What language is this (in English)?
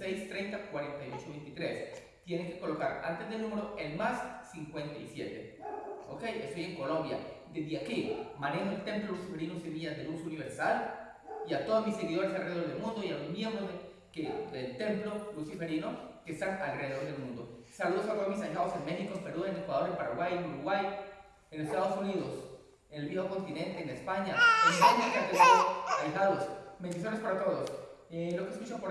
Spanish